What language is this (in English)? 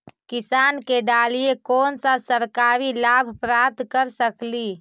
Magahi